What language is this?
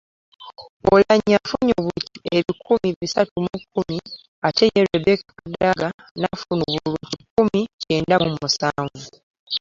Ganda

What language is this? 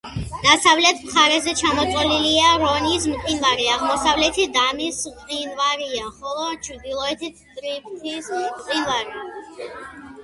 Georgian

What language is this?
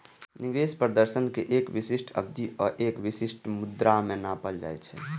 Maithili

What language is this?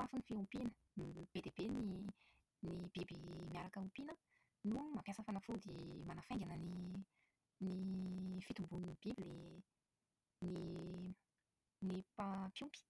Malagasy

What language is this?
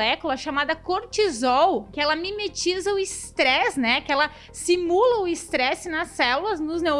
Portuguese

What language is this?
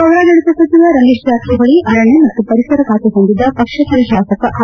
Kannada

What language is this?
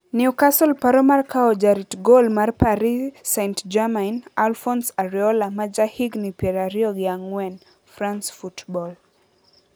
Luo (Kenya and Tanzania)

